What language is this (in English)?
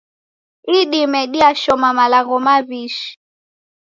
Taita